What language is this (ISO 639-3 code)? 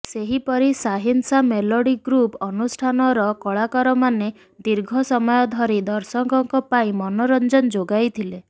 ori